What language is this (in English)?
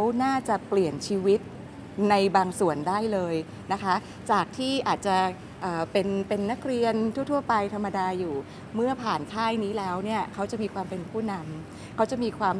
Thai